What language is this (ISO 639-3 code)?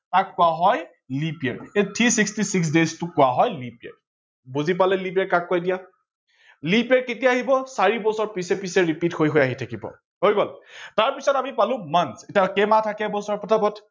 asm